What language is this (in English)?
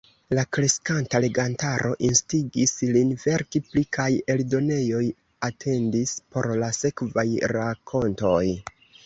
Esperanto